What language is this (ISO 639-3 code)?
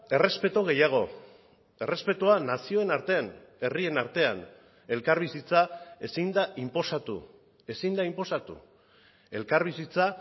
eus